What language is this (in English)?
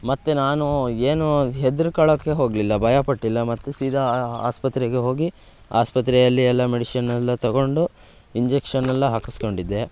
Kannada